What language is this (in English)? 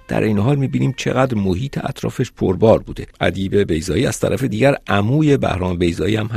Persian